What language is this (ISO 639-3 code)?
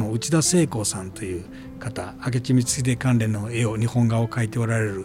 jpn